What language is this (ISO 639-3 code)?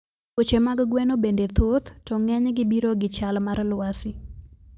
luo